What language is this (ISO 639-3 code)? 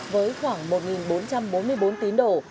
vie